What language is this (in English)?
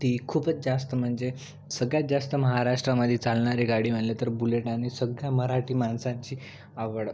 Marathi